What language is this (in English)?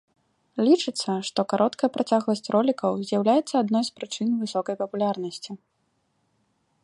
Belarusian